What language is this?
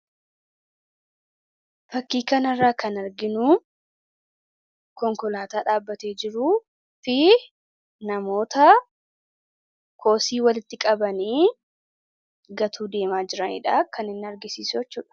Oromo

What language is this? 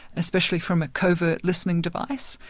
English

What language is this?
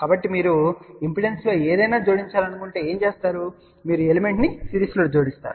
Telugu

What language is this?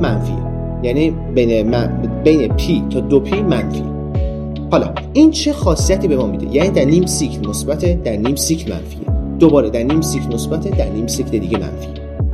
Persian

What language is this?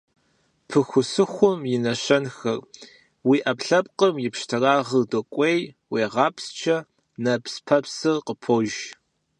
Kabardian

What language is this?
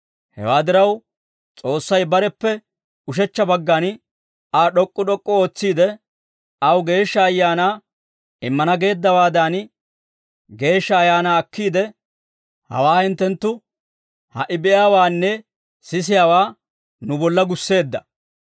Dawro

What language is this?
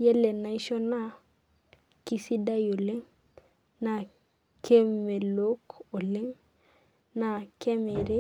Masai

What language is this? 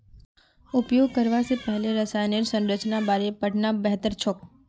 Magahi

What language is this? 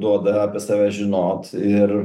Lithuanian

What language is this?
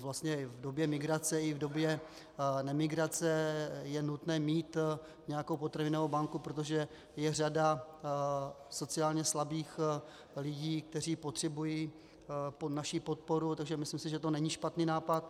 Czech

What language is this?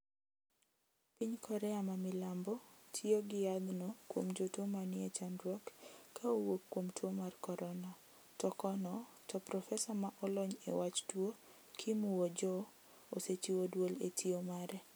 Luo (Kenya and Tanzania)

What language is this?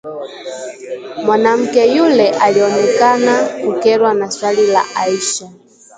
Swahili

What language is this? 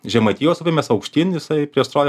Lithuanian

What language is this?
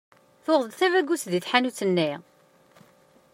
Kabyle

